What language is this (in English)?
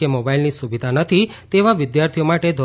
Gujarati